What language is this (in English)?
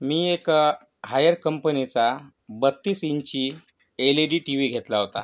Marathi